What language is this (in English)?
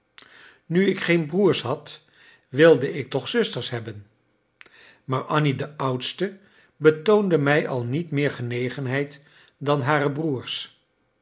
Dutch